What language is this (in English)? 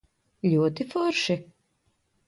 Latvian